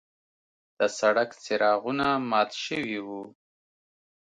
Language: Pashto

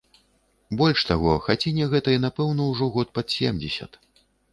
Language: Belarusian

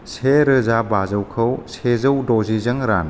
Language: Bodo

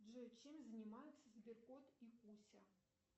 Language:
Russian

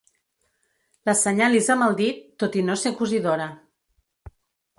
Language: Catalan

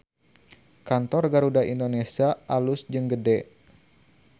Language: Sundanese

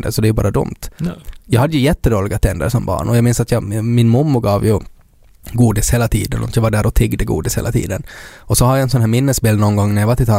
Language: Swedish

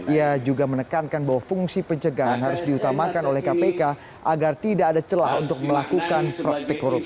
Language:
Indonesian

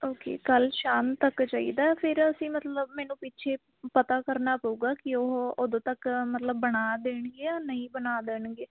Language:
Punjabi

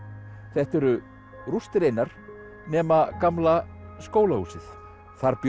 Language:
Icelandic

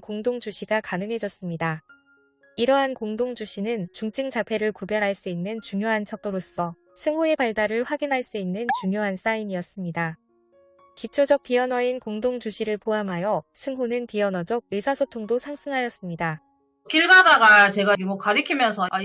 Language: Korean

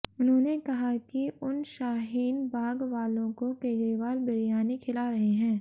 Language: Hindi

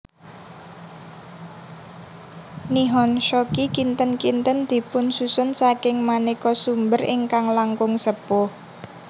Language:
Javanese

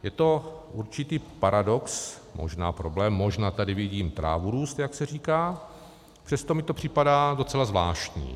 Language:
Czech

